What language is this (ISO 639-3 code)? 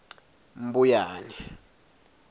ssw